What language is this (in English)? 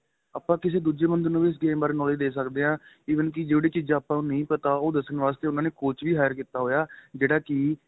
Punjabi